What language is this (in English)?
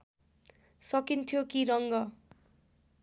Nepali